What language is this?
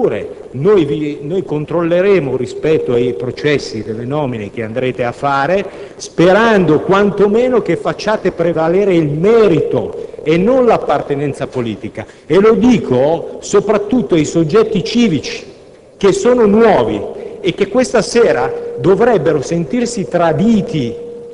Italian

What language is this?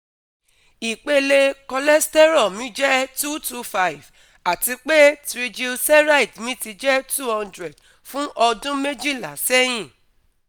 Yoruba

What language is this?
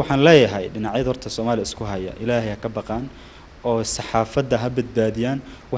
Arabic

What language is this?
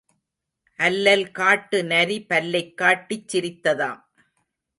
Tamil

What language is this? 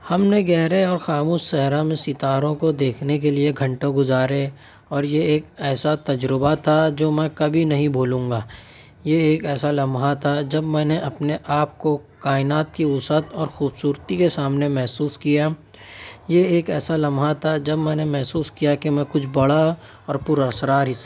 Urdu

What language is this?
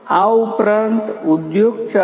Gujarati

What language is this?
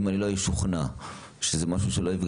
Hebrew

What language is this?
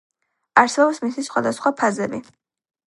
Georgian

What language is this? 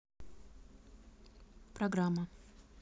Russian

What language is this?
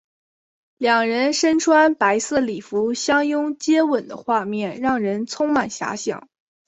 Chinese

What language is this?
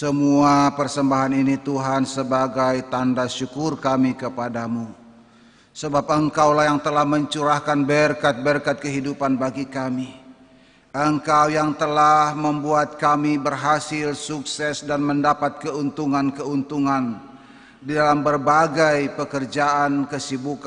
Indonesian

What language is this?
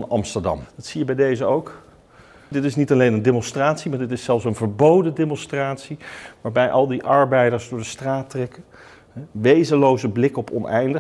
Dutch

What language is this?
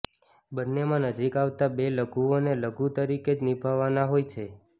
Gujarati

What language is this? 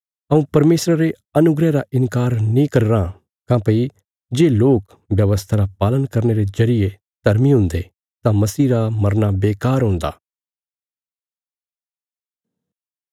Bilaspuri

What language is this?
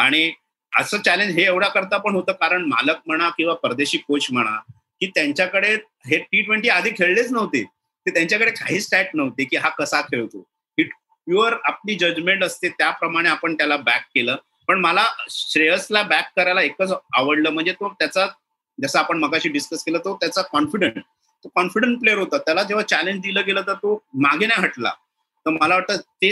Marathi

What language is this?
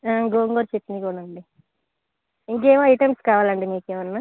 Telugu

